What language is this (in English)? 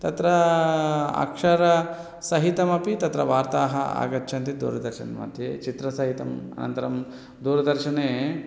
Sanskrit